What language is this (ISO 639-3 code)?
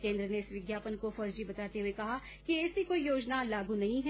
hin